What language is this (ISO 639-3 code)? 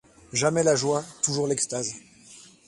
fra